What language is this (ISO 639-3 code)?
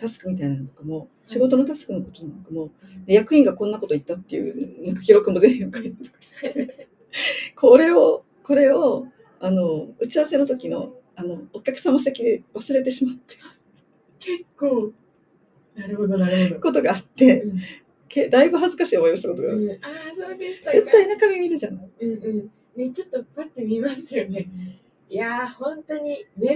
jpn